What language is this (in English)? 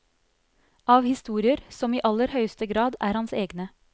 Norwegian